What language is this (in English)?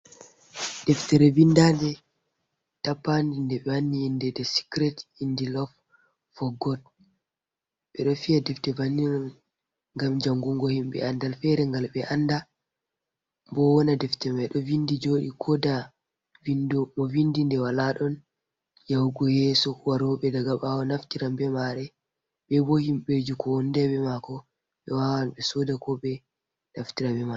Fula